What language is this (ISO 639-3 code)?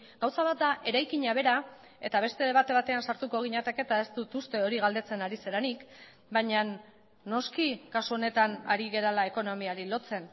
eus